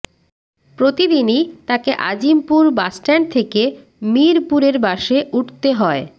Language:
Bangla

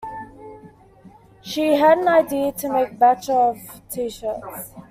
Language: English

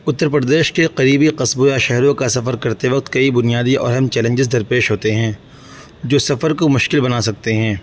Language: Urdu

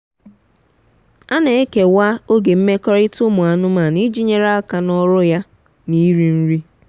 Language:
Igbo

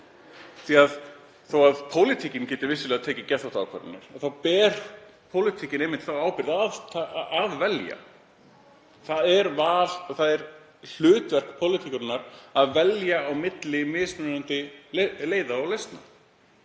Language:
Icelandic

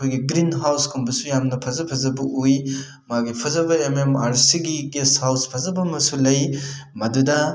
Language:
Manipuri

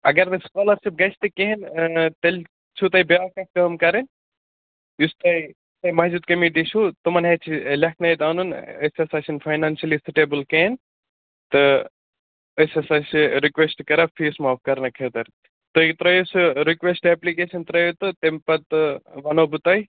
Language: Kashmiri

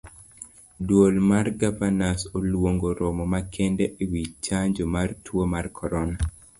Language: Luo (Kenya and Tanzania)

